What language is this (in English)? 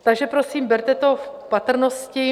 Czech